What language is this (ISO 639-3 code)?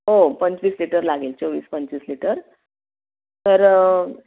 mar